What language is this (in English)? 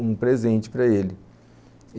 Portuguese